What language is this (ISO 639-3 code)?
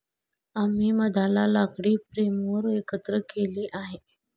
mar